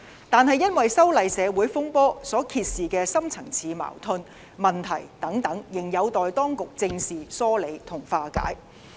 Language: Cantonese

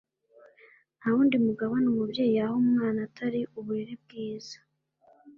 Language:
Kinyarwanda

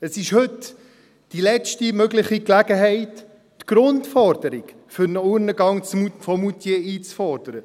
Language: Swiss German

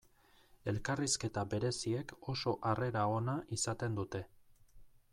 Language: Basque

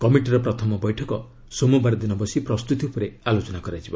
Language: Odia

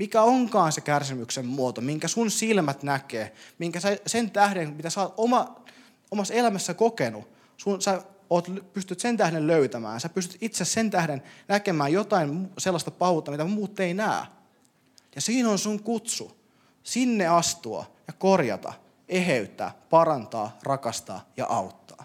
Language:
Finnish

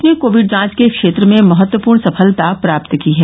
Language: Hindi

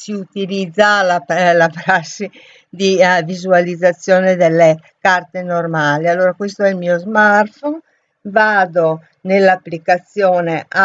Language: Italian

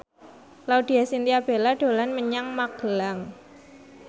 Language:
Javanese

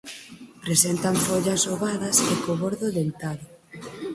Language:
Galician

